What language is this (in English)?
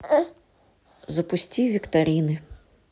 Russian